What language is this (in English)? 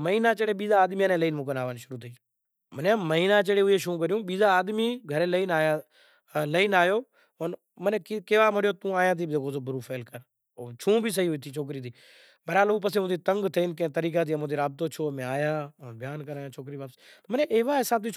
Kachi Koli